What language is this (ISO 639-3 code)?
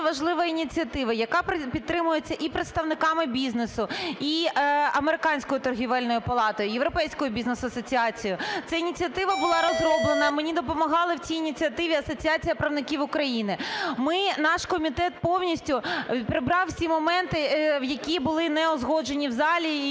ukr